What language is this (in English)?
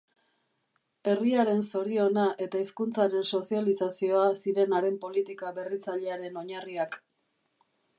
Basque